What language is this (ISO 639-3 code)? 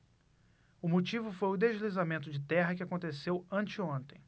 por